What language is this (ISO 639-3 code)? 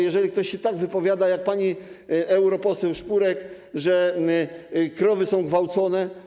pol